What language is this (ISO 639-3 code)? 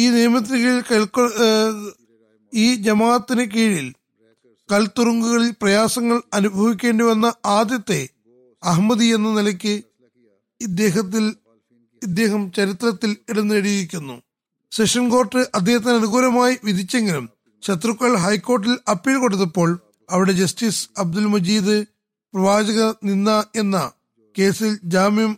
mal